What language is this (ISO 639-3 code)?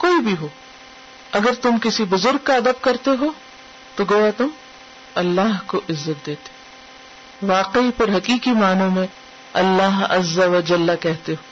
urd